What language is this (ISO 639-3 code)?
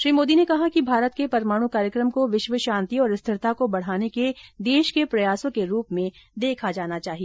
hin